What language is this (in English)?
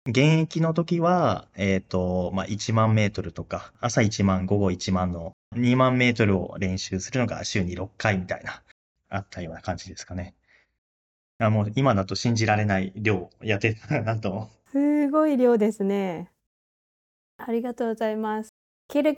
Japanese